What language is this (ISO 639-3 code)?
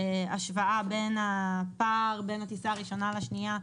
heb